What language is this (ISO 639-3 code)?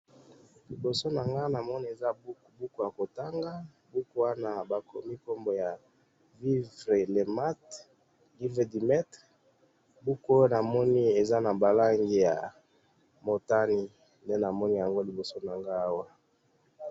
lin